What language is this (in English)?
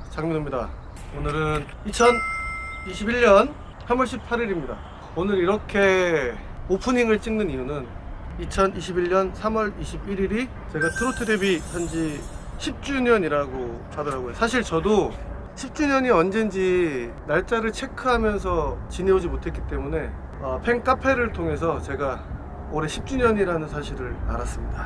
Korean